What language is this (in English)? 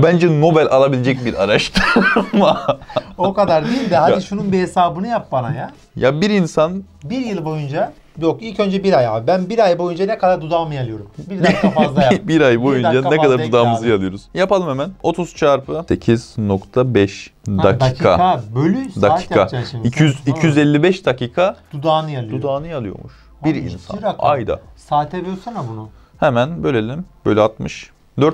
Turkish